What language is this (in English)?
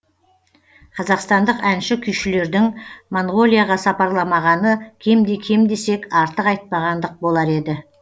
Kazakh